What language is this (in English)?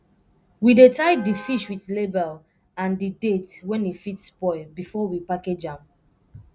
Nigerian Pidgin